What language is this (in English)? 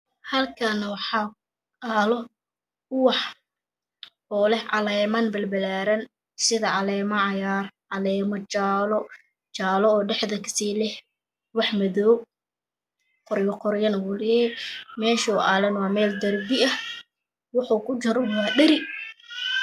Somali